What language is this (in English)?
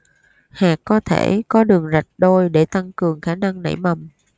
Vietnamese